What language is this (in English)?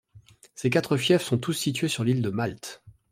French